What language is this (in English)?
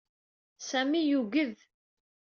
Kabyle